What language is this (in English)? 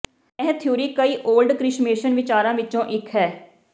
Punjabi